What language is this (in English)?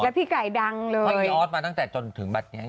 Thai